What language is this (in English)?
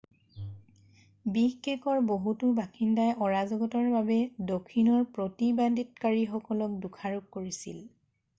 Assamese